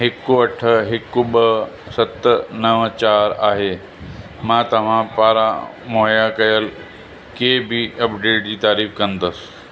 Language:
Sindhi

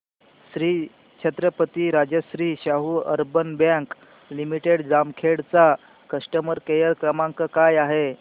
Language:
Marathi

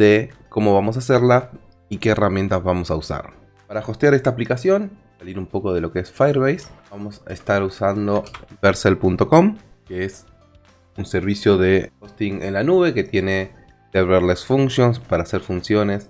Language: Spanish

